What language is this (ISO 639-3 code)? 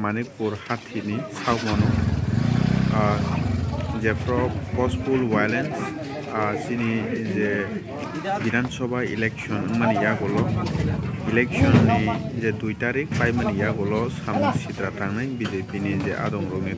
ron